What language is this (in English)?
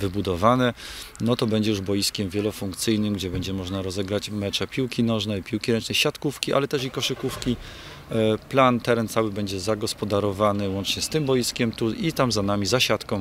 Polish